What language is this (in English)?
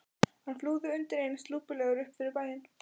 Icelandic